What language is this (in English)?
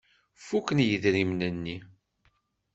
Kabyle